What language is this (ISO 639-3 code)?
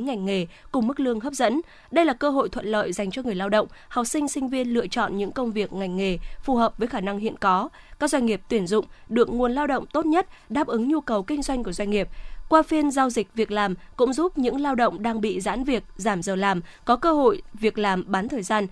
vie